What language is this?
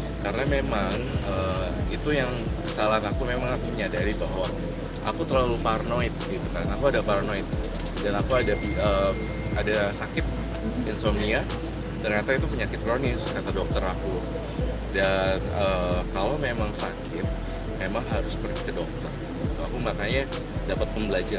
Indonesian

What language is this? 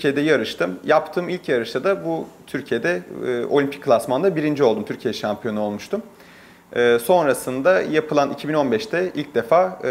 Turkish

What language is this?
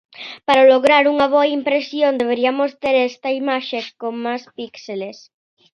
Galician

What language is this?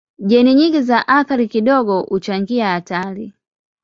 Swahili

